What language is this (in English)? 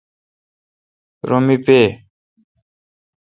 Kalkoti